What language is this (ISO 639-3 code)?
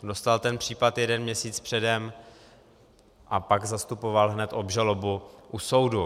ces